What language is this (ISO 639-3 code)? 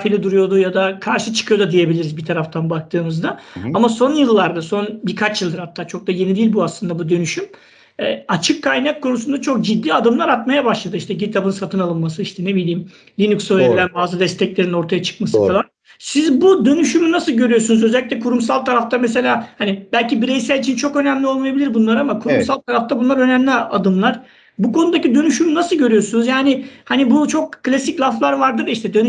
tur